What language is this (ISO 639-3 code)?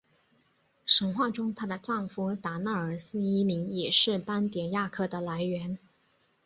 zho